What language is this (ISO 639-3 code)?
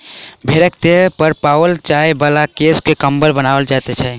mai